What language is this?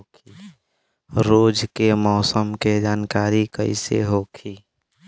Bhojpuri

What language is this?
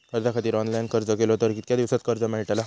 Marathi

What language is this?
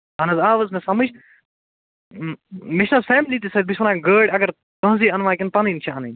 Kashmiri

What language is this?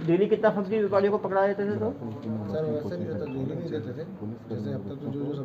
Hindi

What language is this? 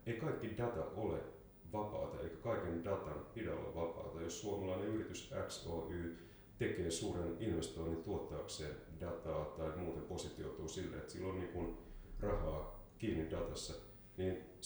Finnish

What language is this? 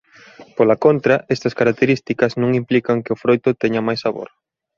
Galician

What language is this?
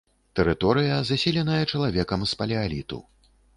Belarusian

